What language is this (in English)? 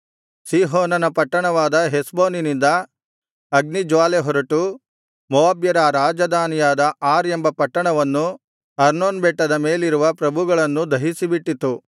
Kannada